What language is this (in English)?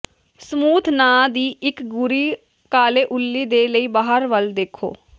Punjabi